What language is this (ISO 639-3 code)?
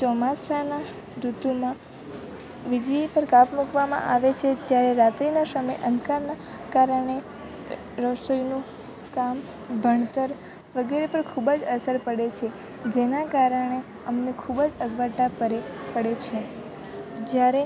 guj